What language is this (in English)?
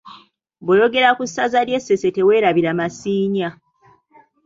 Ganda